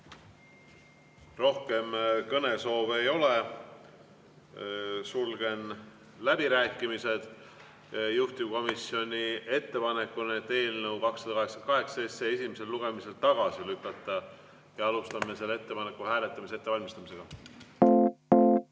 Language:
Estonian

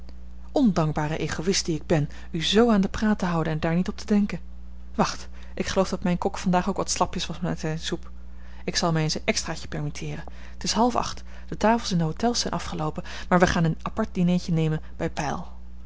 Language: Dutch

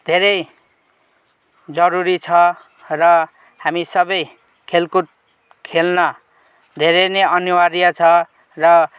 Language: Nepali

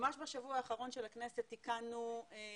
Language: Hebrew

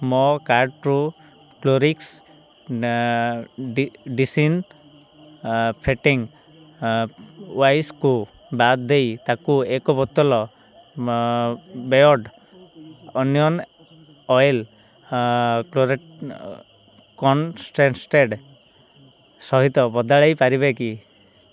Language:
Odia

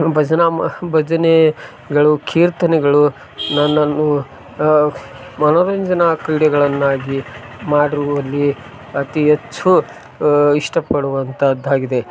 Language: Kannada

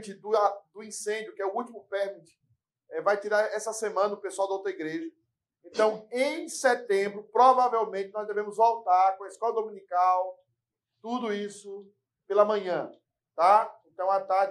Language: Portuguese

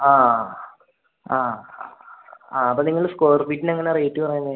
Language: Malayalam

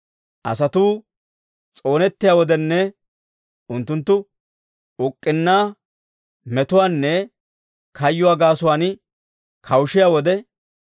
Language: Dawro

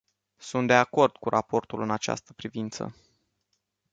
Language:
Romanian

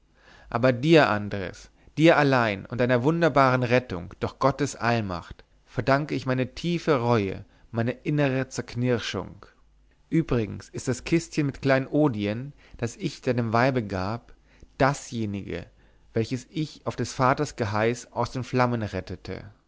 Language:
German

